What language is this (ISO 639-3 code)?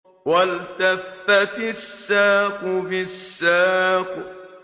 ara